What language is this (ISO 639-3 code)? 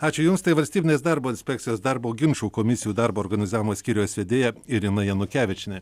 lit